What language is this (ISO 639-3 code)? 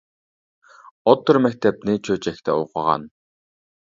uig